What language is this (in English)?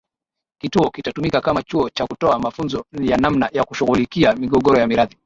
Swahili